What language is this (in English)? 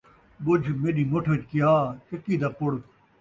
Saraiki